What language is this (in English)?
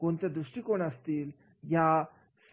Marathi